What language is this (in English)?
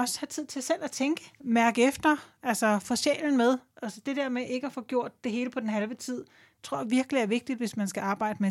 Danish